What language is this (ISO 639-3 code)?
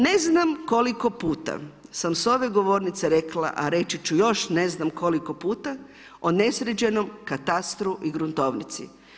hrv